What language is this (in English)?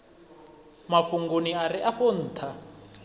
Venda